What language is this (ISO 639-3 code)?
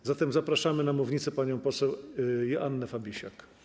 pol